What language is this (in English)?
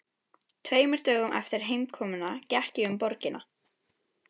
Icelandic